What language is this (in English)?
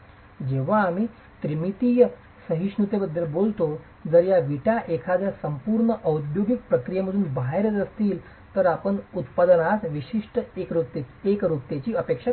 Marathi